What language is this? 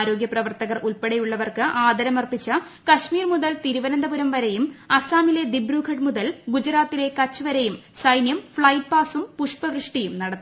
Malayalam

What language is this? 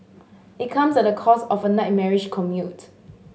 English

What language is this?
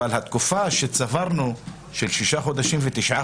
Hebrew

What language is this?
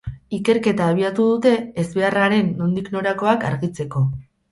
Basque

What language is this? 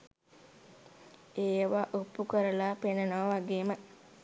Sinhala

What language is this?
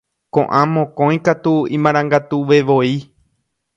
Guarani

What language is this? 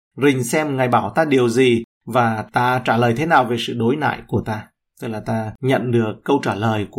Vietnamese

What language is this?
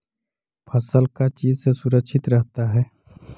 Magahi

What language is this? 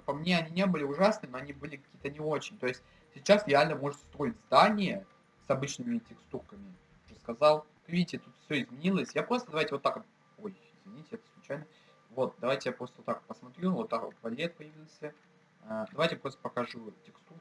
Russian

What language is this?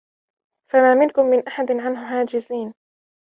Arabic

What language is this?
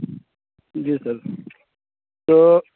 Urdu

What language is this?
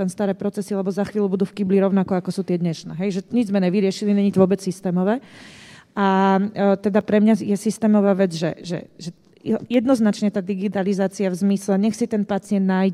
Slovak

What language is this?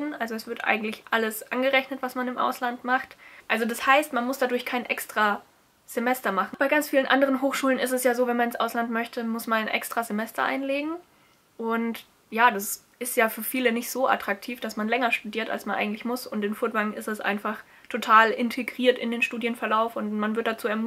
German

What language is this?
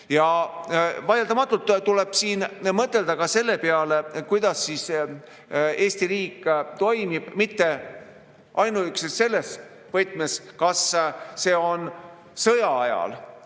Estonian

